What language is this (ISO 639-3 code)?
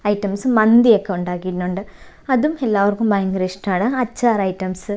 mal